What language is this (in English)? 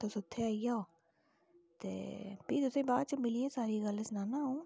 Dogri